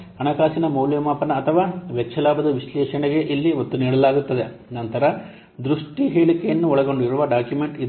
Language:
Kannada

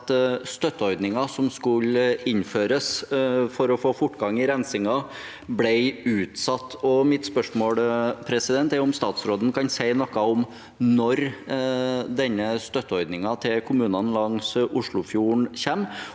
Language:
Norwegian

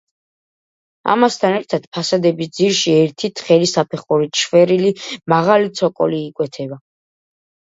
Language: Georgian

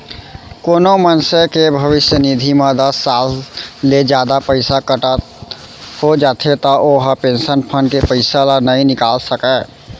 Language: Chhattisgarhi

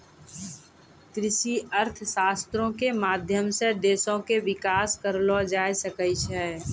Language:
Maithili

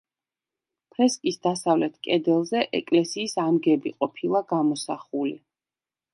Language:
Georgian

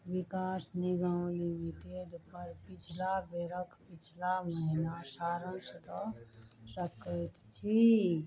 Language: Maithili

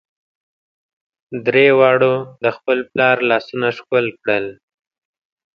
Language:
Pashto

